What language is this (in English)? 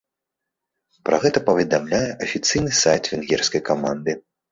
Belarusian